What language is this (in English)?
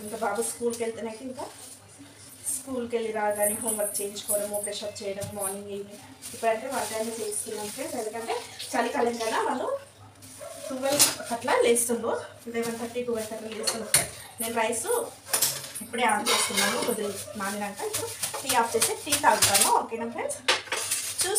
Romanian